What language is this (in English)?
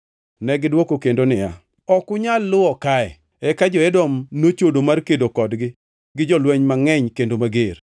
Luo (Kenya and Tanzania)